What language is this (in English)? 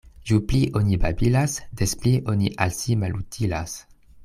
Esperanto